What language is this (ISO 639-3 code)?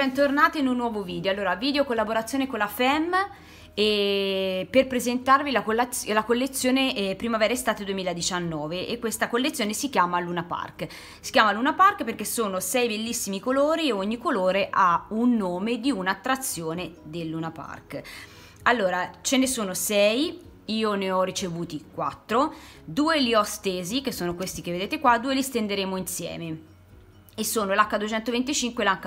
ita